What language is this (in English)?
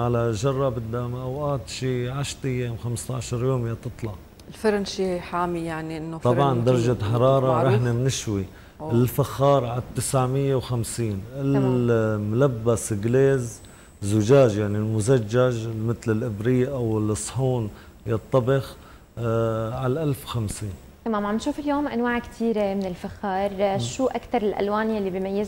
Arabic